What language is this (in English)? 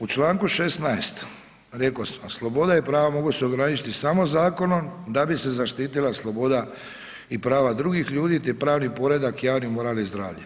Croatian